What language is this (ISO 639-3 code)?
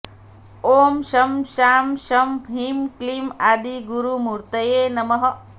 san